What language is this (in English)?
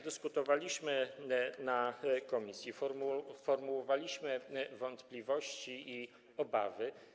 Polish